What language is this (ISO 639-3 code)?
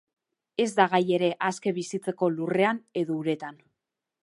eus